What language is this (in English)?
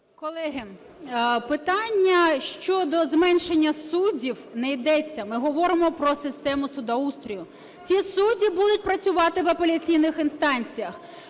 Ukrainian